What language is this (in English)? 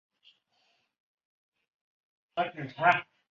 Chinese